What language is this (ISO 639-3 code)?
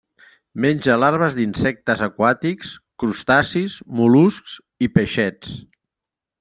cat